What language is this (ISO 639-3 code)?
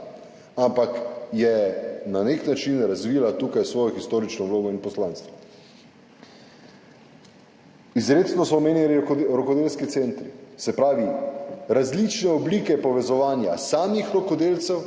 slv